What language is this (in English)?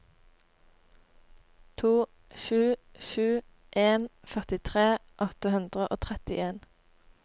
Norwegian